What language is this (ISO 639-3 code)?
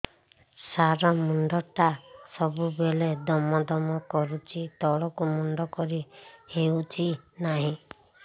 ori